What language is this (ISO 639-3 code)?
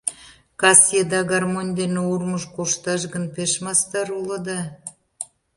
chm